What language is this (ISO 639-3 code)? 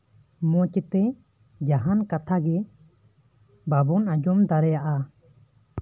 sat